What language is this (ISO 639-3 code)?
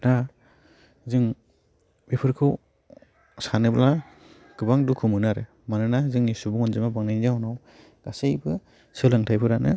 brx